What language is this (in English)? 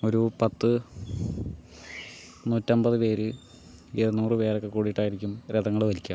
Malayalam